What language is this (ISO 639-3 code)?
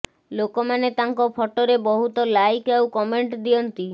ori